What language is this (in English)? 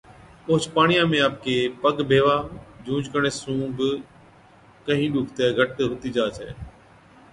Od